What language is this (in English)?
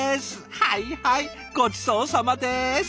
Japanese